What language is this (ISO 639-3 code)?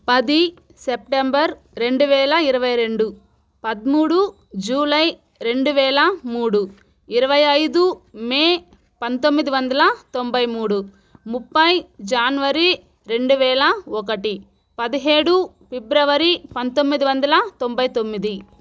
tel